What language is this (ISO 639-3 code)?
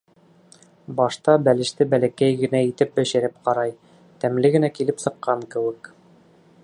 bak